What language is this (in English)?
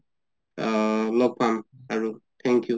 Assamese